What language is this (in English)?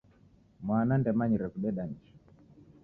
Taita